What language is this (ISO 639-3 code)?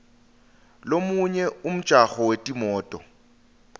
ssw